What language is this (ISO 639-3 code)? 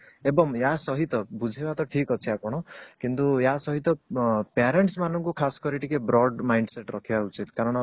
ori